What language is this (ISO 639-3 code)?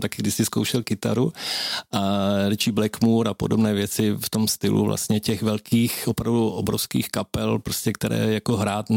ces